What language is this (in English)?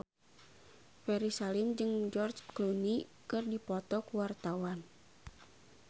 Sundanese